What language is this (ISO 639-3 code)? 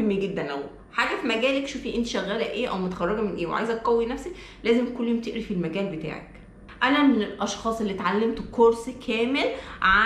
ara